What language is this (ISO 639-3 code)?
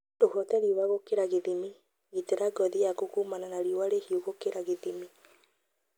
kik